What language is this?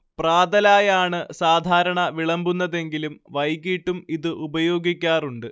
Malayalam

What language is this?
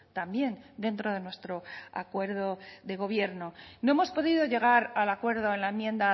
Spanish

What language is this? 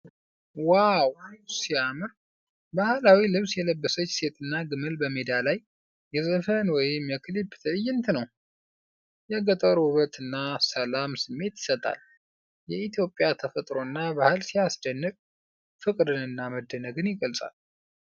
Amharic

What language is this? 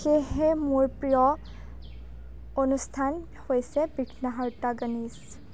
Assamese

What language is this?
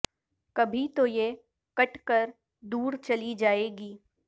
Urdu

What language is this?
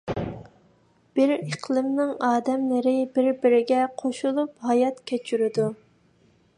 Uyghur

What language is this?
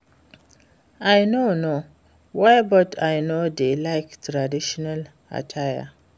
Nigerian Pidgin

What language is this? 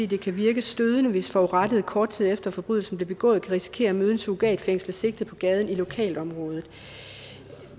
Danish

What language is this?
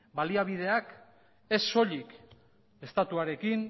Basque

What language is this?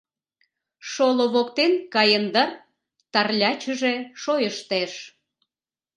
Mari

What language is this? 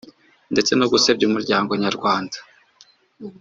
Kinyarwanda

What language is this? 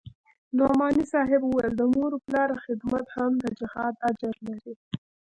Pashto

